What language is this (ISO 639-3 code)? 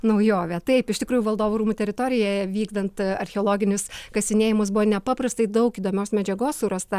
lit